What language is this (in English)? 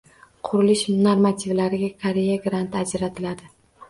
Uzbek